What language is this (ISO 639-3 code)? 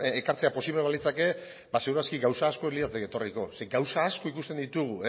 eus